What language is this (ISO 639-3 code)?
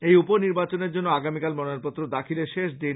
ben